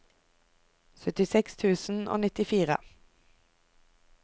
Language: Norwegian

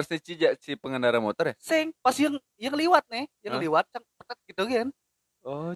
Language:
Indonesian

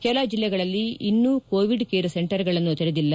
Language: Kannada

